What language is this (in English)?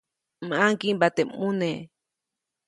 Copainalá Zoque